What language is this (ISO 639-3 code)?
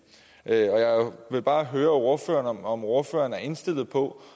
dan